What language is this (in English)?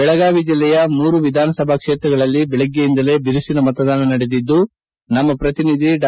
Kannada